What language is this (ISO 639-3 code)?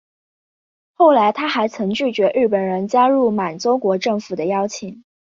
zho